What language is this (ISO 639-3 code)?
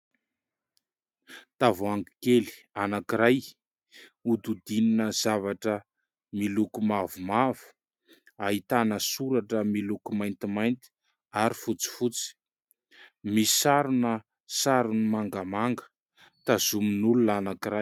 mlg